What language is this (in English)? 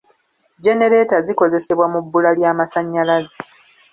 Ganda